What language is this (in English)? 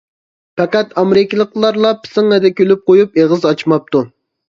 Uyghur